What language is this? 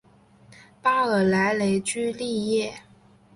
Chinese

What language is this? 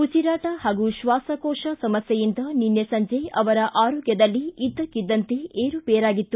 Kannada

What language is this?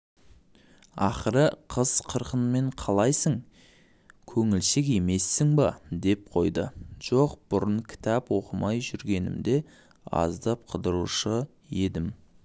Kazakh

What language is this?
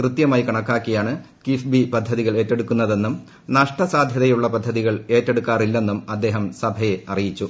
Malayalam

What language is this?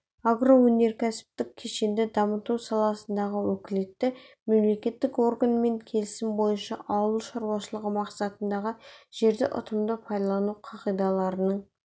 Kazakh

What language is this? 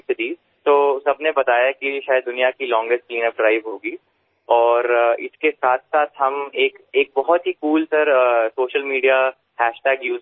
Gujarati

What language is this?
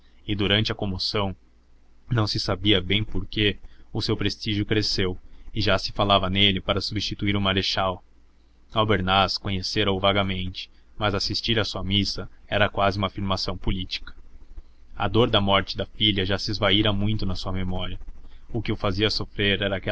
Portuguese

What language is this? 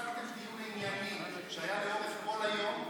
Hebrew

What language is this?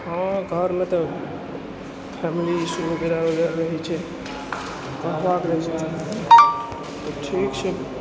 Maithili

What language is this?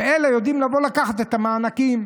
Hebrew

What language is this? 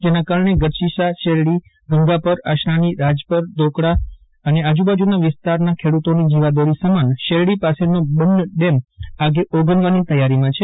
Gujarati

